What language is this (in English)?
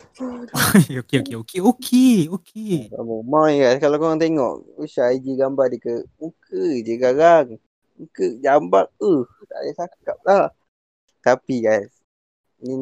Malay